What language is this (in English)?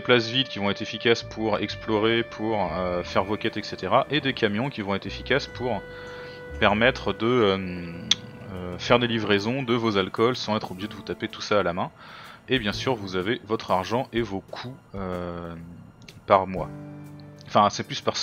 French